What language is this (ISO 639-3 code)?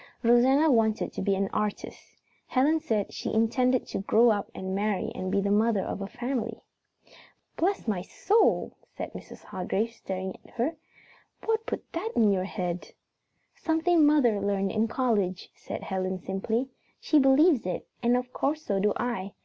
eng